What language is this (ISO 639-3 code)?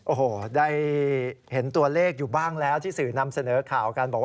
tha